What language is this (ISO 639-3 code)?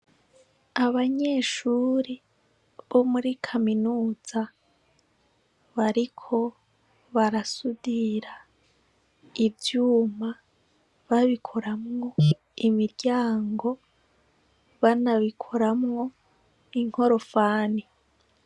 run